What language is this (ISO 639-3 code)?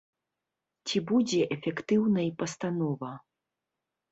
bel